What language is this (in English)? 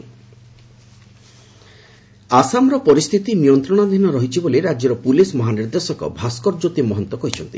Odia